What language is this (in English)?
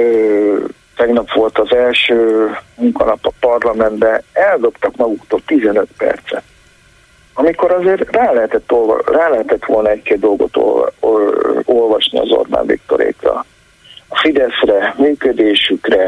Hungarian